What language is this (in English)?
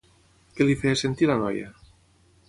Catalan